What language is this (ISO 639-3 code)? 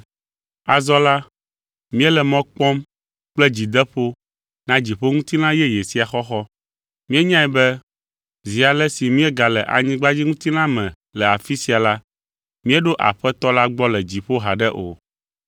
ewe